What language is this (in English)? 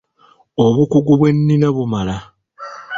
Ganda